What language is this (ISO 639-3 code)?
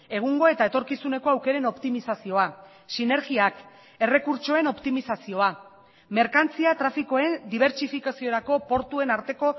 eus